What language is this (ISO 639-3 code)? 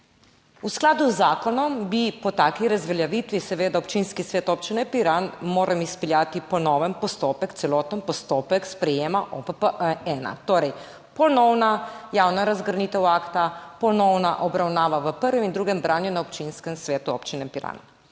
slv